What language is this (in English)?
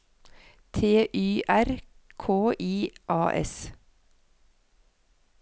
Norwegian